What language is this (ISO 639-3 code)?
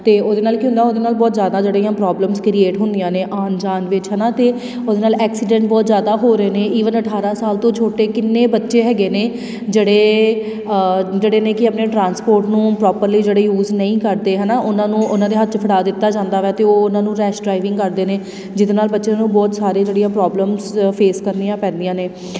pan